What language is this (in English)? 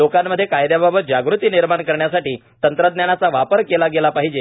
Marathi